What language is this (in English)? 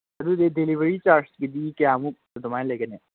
Manipuri